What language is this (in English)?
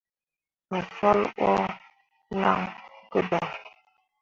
Mundang